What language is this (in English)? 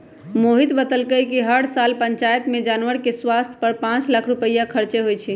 Magahi